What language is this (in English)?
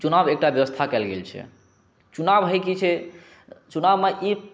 Maithili